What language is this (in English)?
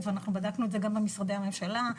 Hebrew